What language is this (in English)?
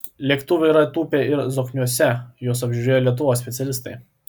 Lithuanian